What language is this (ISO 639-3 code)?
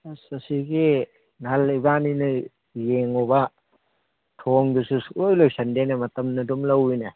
mni